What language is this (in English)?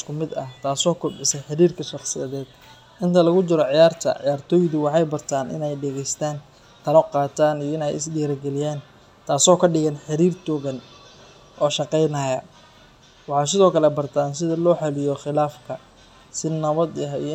Somali